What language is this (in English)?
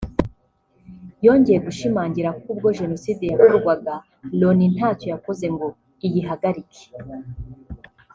Kinyarwanda